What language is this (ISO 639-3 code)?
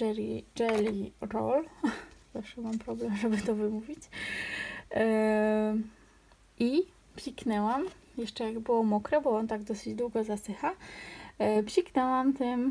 pol